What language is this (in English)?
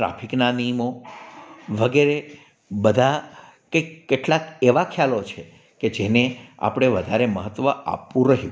Gujarati